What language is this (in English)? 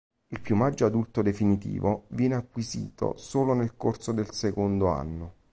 Italian